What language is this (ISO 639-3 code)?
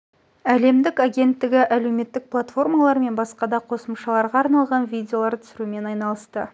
kaz